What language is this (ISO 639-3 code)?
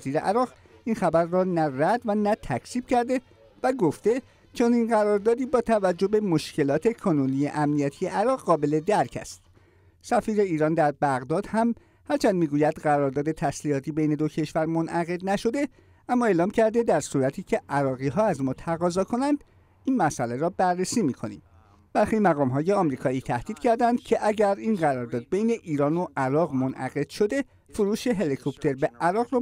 fas